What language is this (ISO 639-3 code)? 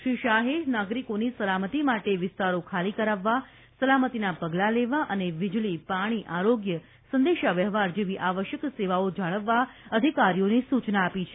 guj